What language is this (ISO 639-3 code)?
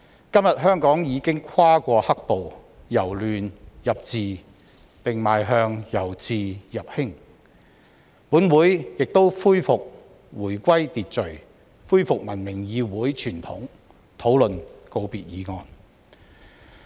yue